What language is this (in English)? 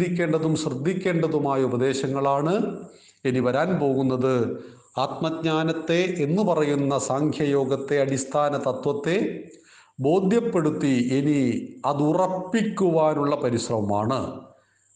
Malayalam